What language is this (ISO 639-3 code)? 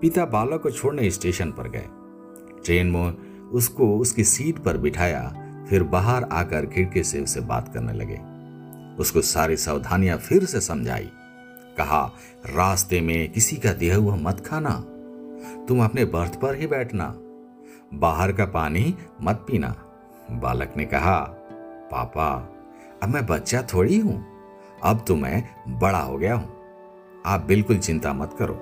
hin